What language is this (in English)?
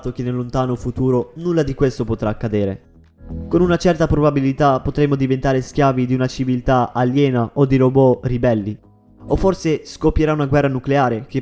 Italian